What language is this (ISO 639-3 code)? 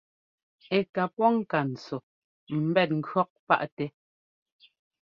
jgo